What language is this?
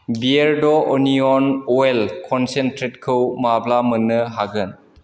Bodo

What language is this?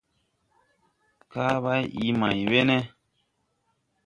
Tupuri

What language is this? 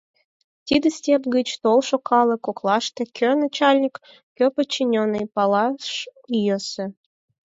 Mari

